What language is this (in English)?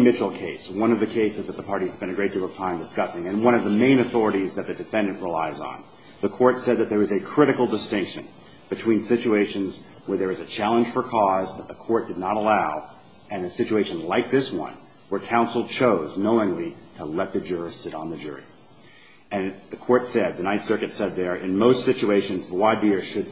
English